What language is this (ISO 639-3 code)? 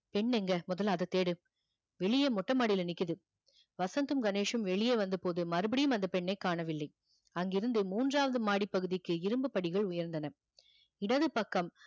tam